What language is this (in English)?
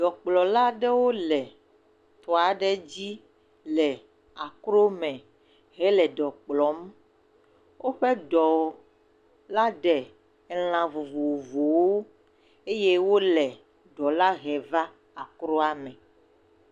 Ewe